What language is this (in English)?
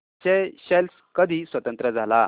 Marathi